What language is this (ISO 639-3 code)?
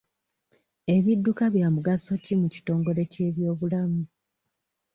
lug